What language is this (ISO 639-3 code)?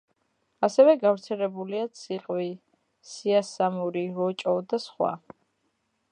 kat